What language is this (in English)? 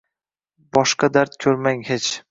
Uzbek